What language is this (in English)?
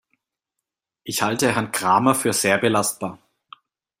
German